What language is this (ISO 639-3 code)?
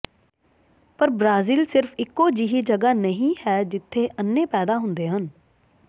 pan